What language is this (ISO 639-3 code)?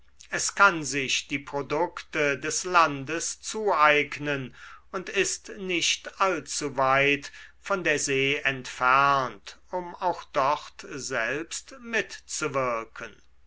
deu